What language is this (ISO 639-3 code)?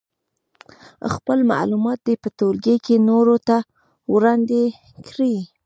pus